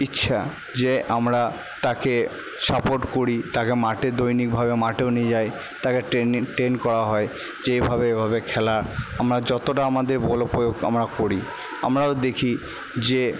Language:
Bangla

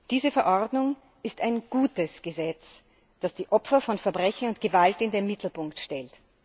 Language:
German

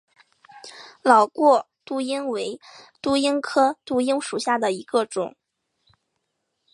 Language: Chinese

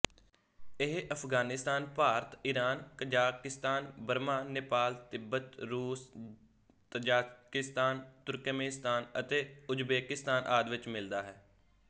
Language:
Punjabi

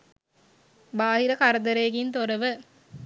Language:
Sinhala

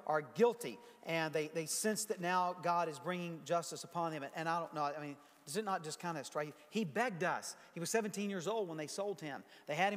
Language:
English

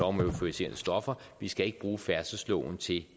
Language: Danish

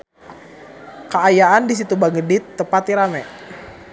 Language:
Sundanese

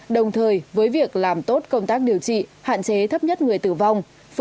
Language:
Vietnamese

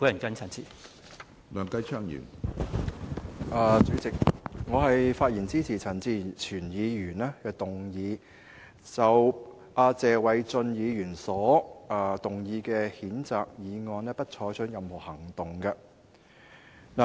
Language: Cantonese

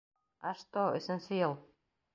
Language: Bashkir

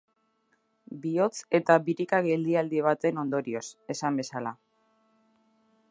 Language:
Basque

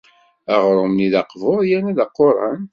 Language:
Kabyle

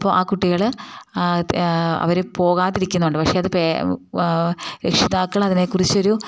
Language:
Malayalam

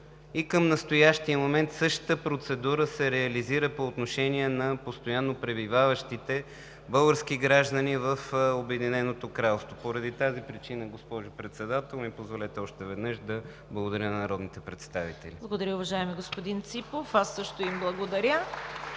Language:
Bulgarian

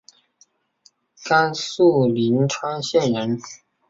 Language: Chinese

